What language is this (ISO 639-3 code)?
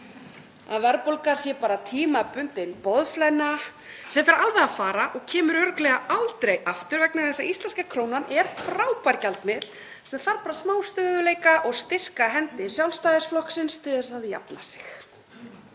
isl